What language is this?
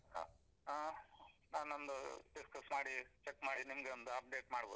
Kannada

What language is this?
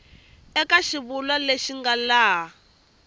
Tsonga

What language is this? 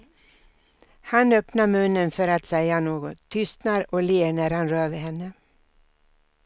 Swedish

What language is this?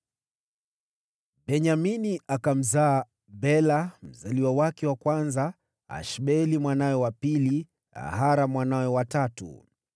Swahili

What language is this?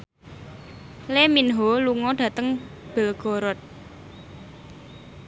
Javanese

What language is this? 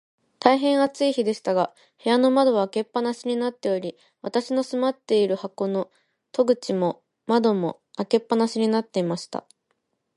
Japanese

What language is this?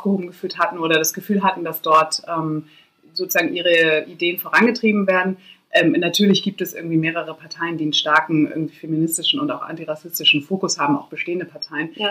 German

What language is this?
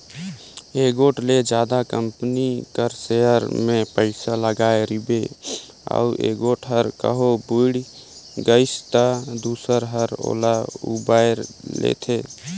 Chhattisgarhi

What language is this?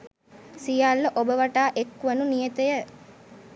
Sinhala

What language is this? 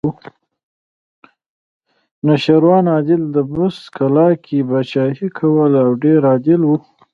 Pashto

